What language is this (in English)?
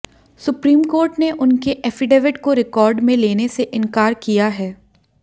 Hindi